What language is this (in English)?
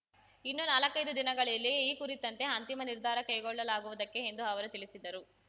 Kannada